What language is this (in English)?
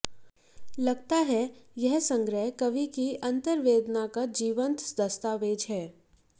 Hindi